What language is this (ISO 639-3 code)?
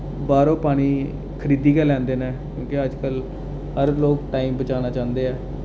doi